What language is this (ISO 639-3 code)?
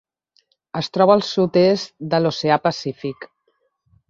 cat